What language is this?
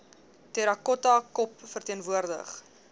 Afrikaans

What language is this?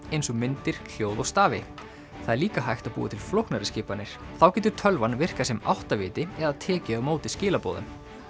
Icelandic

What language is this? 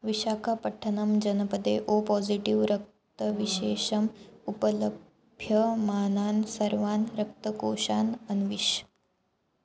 Sanskrit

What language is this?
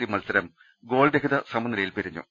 Malayalam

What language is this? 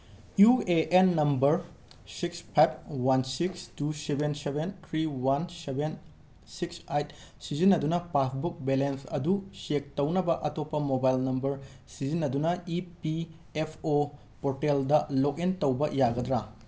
Manipuri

